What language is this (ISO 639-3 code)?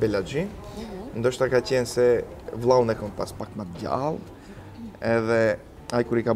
ron